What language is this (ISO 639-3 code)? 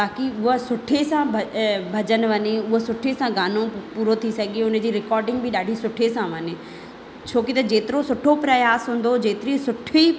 snd